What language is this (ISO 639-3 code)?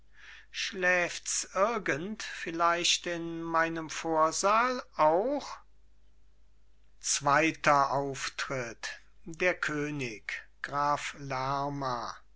deu